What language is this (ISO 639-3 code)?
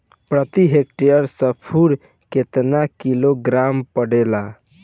bho